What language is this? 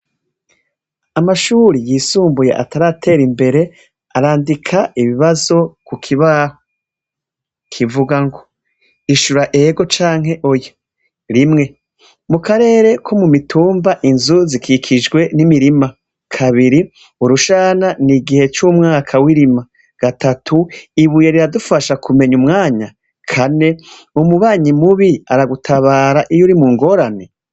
Rundi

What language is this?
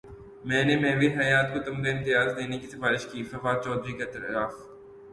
Urdu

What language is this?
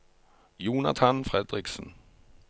Norwegian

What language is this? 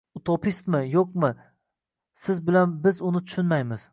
Uzbek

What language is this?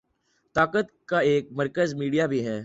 Urdu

